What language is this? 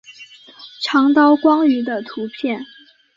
Chinese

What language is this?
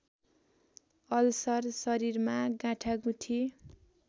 Nepali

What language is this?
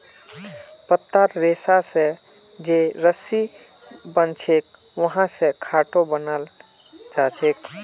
Magahi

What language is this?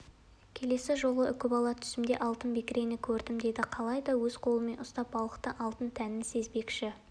Kazakh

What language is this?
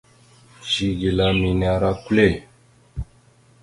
Mada (Cameroon)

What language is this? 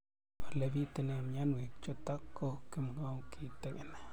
Kalenjin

